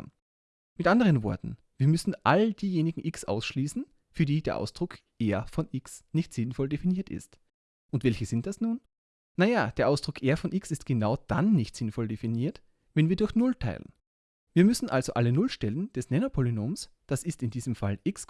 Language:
German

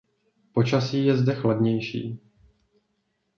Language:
Czech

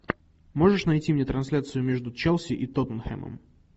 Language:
Russian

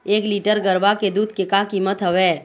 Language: Chhattisgarhi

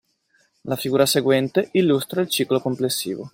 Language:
Italian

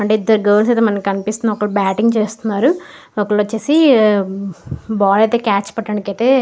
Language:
Telugu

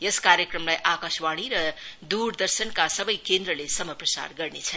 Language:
Nepali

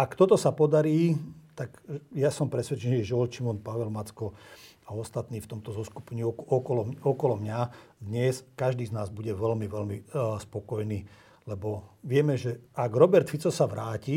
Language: Slovak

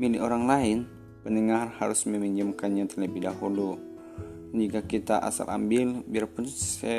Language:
Indonesian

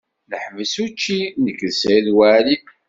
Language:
Kabyle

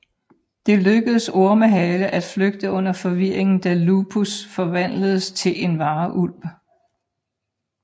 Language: Danish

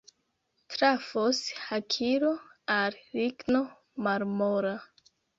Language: Esperanto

